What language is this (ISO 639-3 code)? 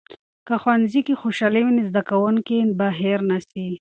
pus